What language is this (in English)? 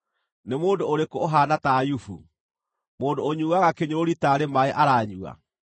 Kikuyu